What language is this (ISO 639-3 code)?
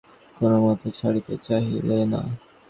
ben